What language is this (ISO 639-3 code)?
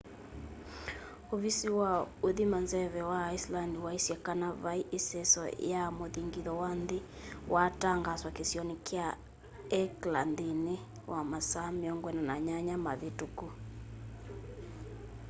kam